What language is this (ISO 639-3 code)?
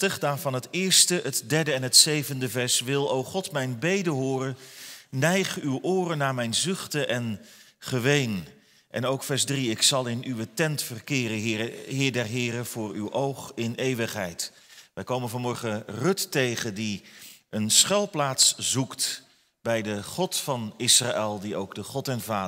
nld